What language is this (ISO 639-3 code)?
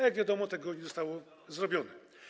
pol